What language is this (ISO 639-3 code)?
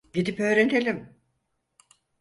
tur